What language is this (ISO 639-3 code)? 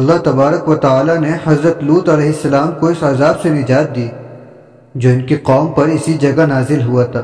urd